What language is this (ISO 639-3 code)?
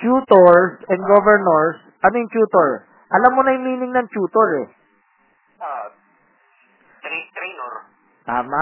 fil